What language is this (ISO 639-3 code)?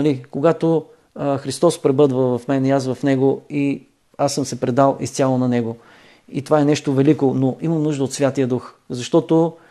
bul